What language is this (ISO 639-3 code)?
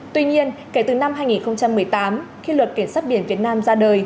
vie